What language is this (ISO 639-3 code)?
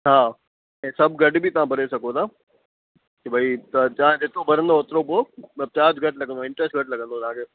snd